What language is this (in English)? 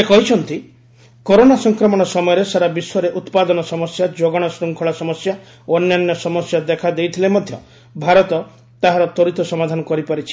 Odia